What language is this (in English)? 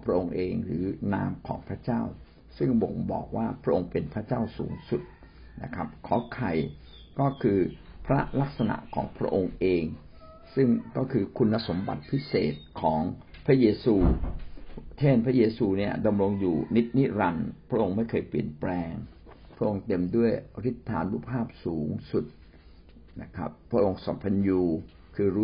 Thai